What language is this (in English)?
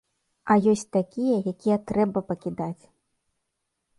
Belarusian